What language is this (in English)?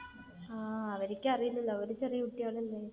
Malayalam